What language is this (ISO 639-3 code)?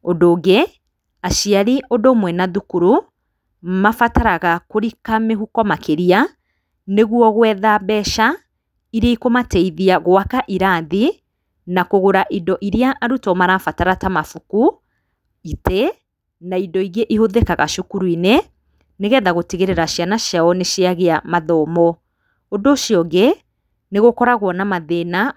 kik